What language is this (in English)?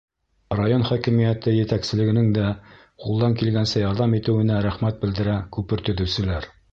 Bashkir